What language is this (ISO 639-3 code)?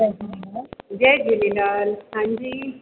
snd